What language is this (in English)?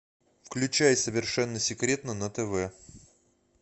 Russian